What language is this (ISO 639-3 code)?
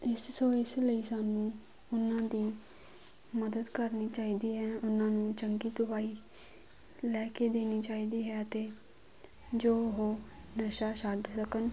pan